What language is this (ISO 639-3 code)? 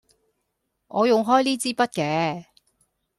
yue